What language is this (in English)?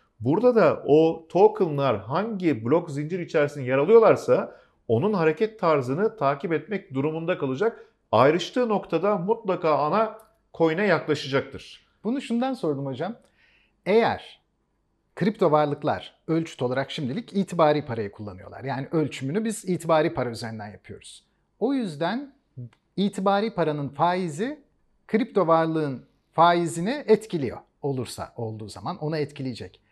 Turkish